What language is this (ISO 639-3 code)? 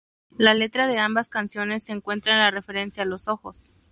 spa